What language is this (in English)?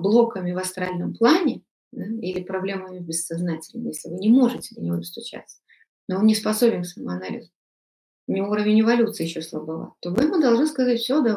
Russian